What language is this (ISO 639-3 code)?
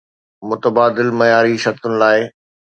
snd